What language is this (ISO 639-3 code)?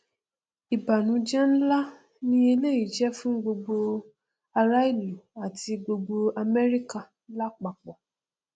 yor